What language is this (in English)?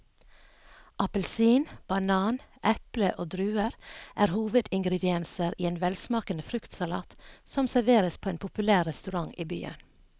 Norwegian